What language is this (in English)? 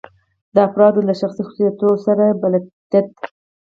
Pashto